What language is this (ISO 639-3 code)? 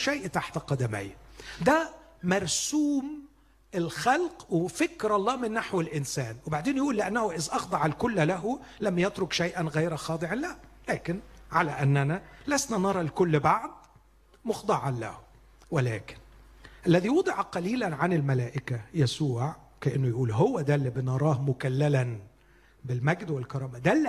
ara